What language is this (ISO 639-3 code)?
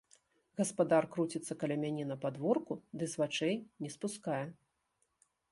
bel